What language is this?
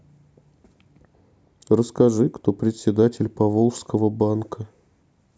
Russian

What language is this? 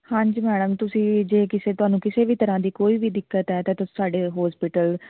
Punjabi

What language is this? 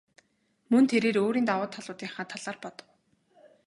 Mongolian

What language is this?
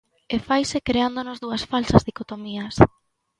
Galician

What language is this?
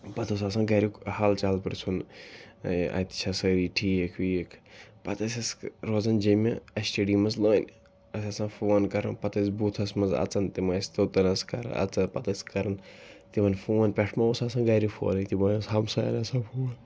Kashmiri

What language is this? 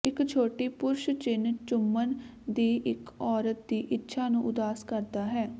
Punjabi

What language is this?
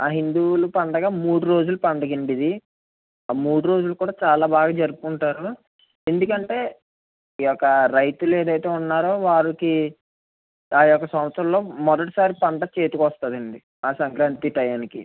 Telugu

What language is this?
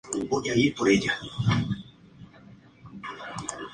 Spanish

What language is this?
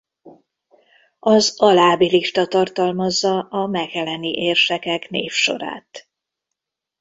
Hungarian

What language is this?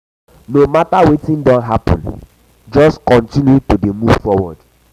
Nigerian Pidgin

